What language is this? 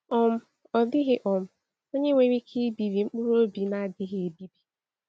Igbo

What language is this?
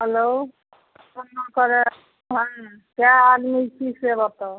Maithili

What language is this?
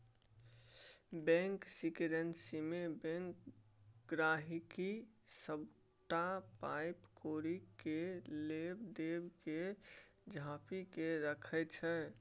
Maithili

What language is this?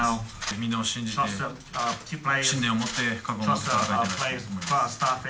Japanese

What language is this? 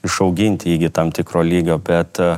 Lithuanian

